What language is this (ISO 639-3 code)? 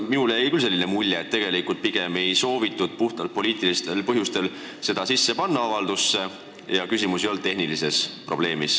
est